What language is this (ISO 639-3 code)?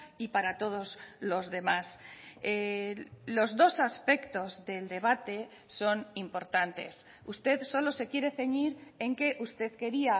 spa